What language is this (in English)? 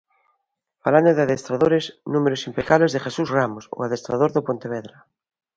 Galician